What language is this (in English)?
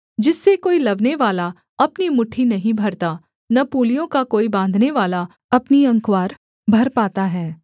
Hindi